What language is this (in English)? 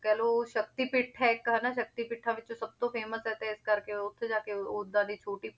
Punjabi